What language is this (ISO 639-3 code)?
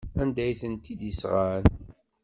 kab